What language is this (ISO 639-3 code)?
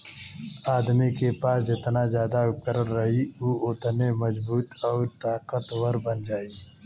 bho